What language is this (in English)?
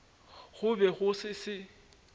Northern Sotho